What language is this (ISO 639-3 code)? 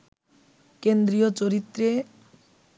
ben